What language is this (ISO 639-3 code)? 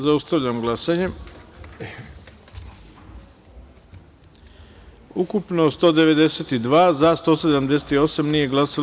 srp